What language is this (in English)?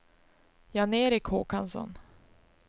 Swedish